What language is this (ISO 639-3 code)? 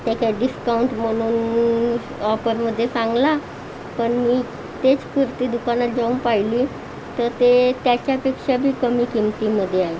mar